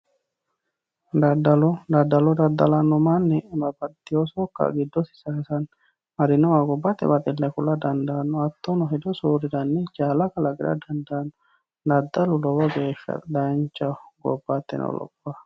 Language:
Sidamo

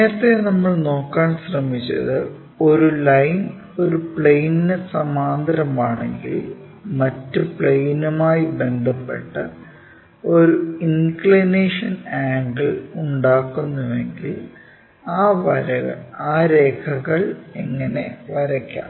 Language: Malayalam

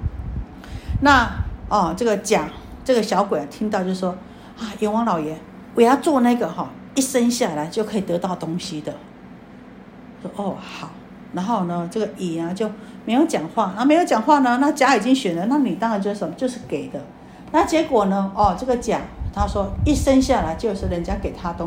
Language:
Chinese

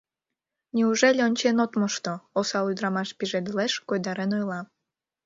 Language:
Mari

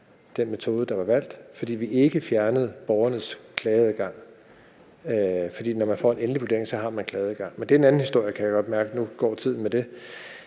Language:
Danish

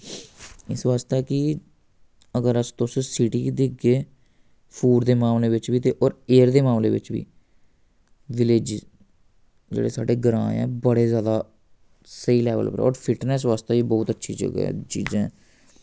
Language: Dogri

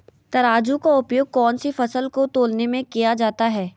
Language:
Magahi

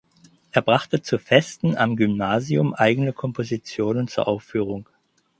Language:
German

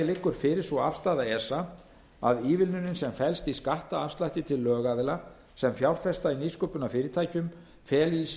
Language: Icelandic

